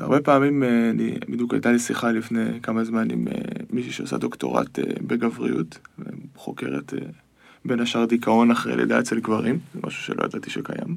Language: Hebrew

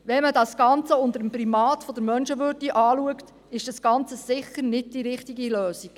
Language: Swiss German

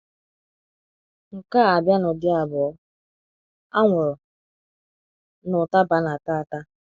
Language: Igbo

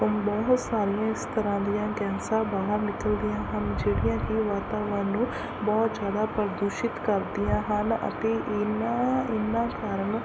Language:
Punjabi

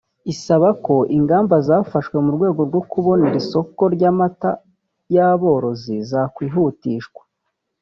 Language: Kinyarwanda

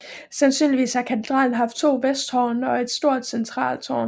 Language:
Danish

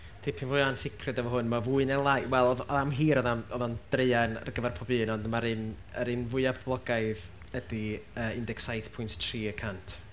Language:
Welsh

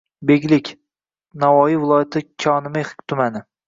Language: Uzbek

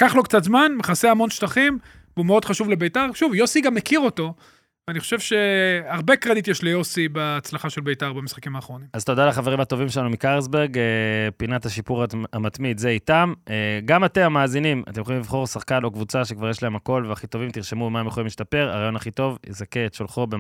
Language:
Hebrew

